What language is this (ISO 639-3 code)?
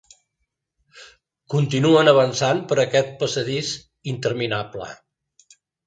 cat